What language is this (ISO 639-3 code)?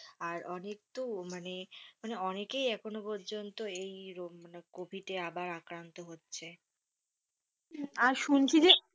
ben